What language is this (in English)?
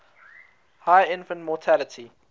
English